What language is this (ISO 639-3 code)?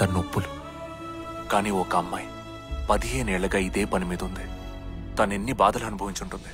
hin